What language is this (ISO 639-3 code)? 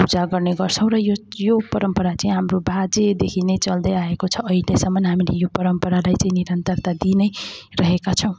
nep